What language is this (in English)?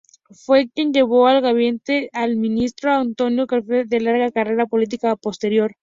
Spanish